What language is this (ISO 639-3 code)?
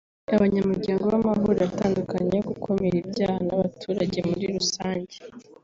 kin